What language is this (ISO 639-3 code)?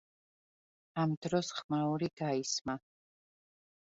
kat